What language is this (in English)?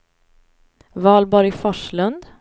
Swedish